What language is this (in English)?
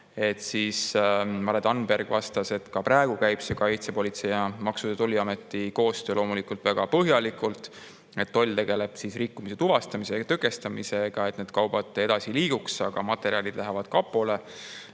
Estonian